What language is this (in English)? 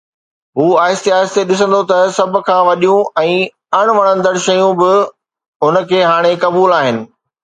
Sindhi